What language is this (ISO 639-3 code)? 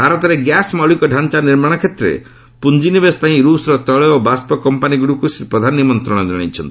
ori